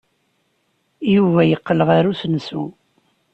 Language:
Kabyle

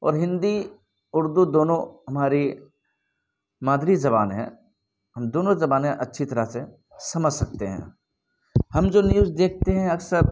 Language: Urdu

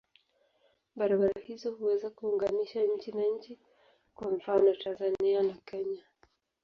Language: Swahili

